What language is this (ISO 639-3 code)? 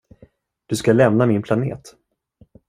swe